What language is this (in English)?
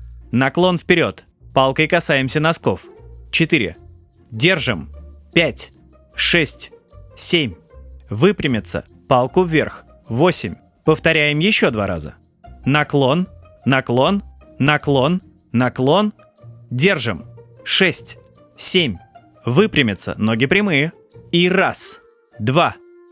Russian